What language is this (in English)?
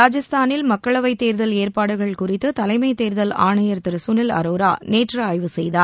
Tamil